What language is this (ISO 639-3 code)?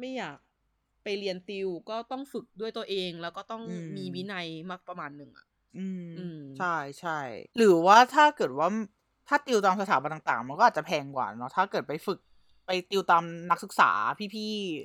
tha